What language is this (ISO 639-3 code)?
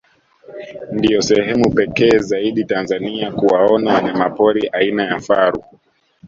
swa